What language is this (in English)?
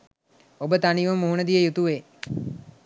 Sinhala